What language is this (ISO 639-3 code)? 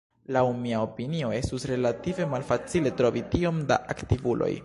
epo